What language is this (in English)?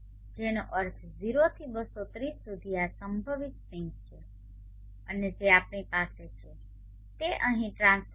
Gujarati